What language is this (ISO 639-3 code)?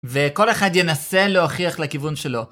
heb